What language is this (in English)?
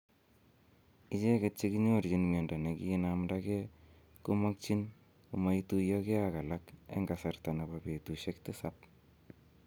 Kalenjin